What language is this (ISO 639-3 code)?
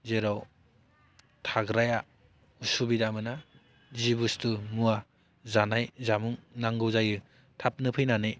brx